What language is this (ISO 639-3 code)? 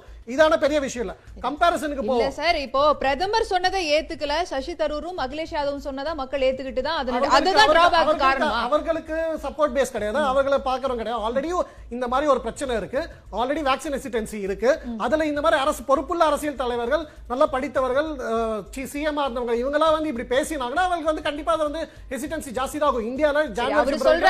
tam